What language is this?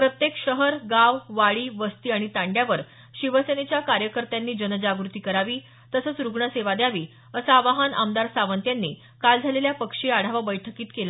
Marathi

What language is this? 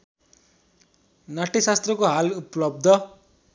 Nepali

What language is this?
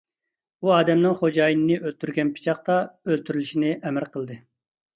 Uyghur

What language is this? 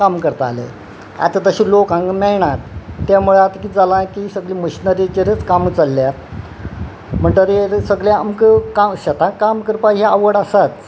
Konkani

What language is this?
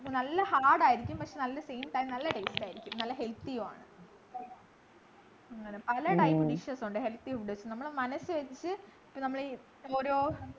Malayalam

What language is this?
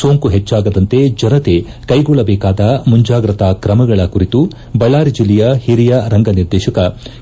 Kannada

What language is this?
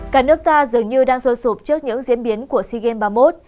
Vietnamese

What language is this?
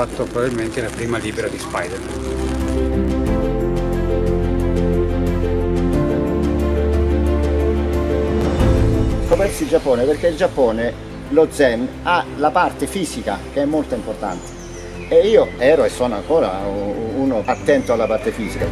Italian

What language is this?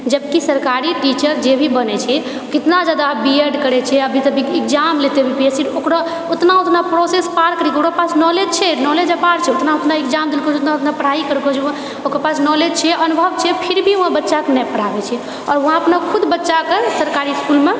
Maithili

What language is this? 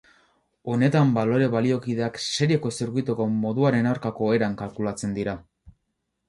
Basque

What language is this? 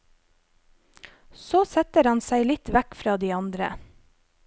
Norwegian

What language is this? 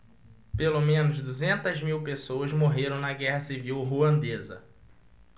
Portuguese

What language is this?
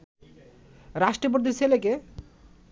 Bangla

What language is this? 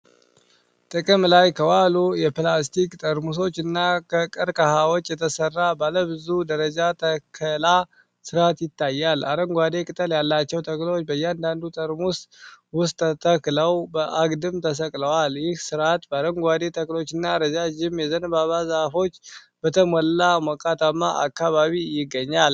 Amharic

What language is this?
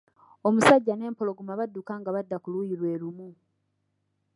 Ganda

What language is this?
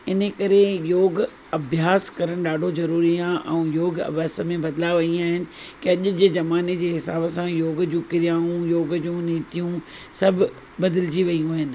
Sindhi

